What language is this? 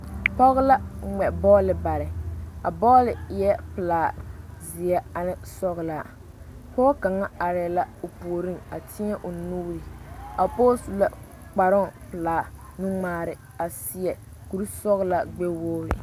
Southern Dagaare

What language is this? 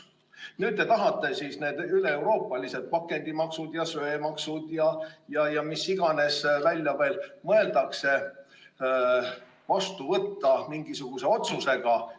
Estonian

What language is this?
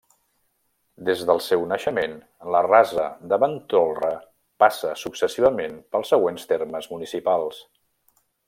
Catalan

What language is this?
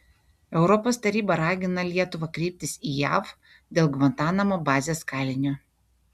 Lithuanian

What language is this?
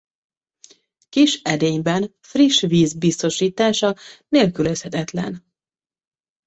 Hungarian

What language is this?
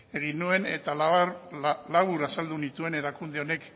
Basque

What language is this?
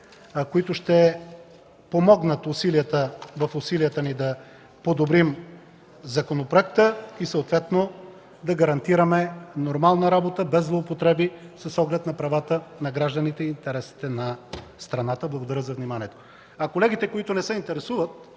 Bulgarian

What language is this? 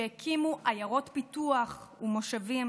Hebrew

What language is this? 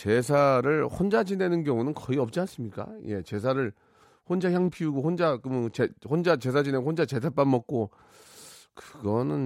Korean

